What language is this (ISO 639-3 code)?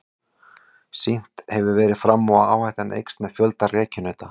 isl